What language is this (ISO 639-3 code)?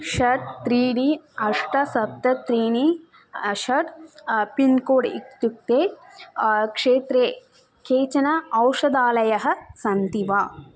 san